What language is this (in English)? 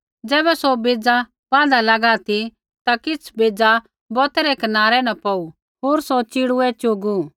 Kullu Pahari